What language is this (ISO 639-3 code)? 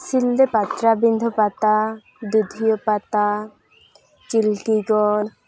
sat